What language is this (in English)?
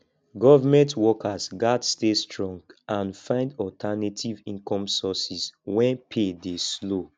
Nigerian Pidgin